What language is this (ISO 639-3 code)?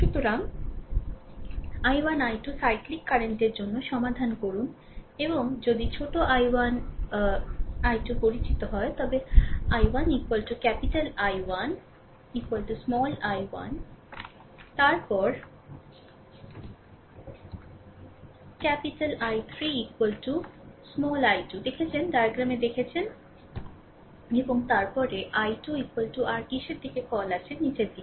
ben